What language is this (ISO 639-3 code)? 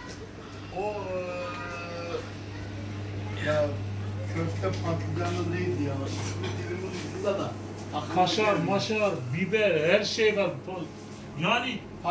tur